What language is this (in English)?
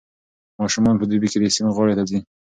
Pashto